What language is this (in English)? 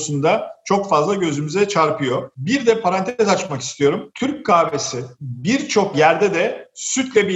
Turkish